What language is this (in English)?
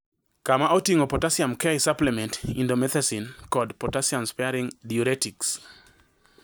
Luo (Kenya and Tanzania)